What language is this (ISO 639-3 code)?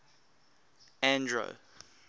eng